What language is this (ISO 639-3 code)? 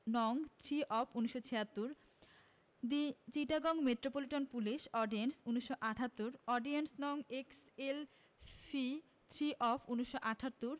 ben